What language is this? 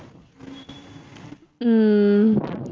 Tamil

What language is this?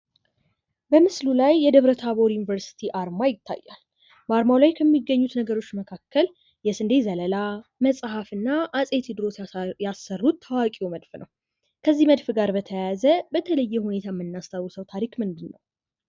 Amharic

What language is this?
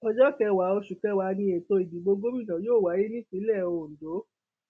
Yoruba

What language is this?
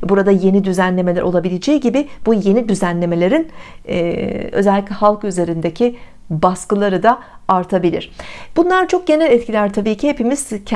Turkish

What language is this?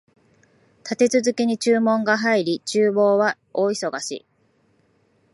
Japanese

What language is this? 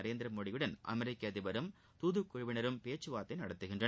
Tamil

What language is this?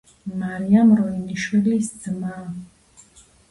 Georgian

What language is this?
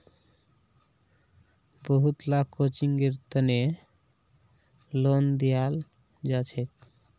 Magahi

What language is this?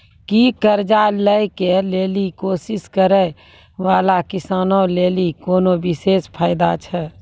Maithili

